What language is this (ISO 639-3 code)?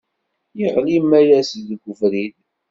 kab